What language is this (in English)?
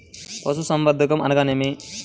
Telugu